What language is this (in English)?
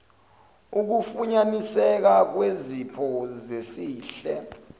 Zulu